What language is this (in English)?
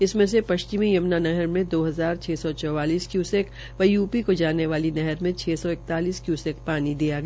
Hindi